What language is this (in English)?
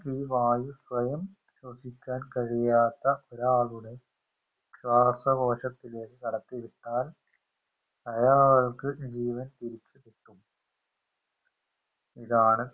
Malayalam